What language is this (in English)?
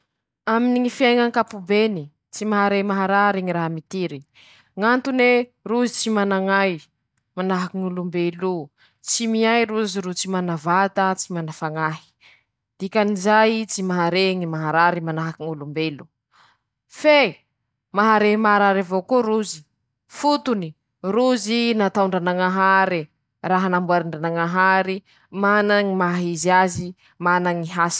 Masikoro Malagasy